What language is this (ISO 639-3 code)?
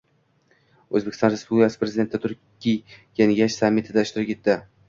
uzb